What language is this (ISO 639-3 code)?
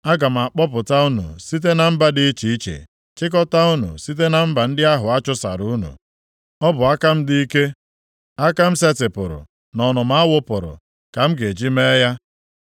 ibo